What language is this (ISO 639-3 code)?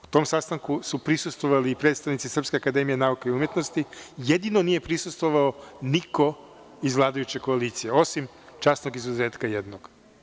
srp